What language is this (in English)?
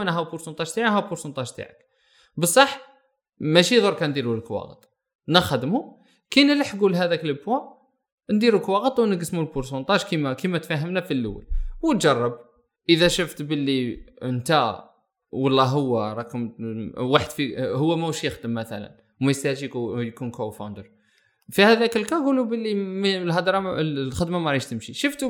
Arabic